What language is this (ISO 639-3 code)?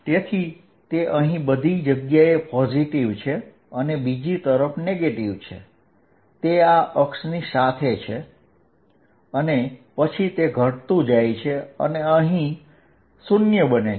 guj